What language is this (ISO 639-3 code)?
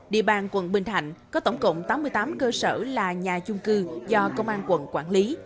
vie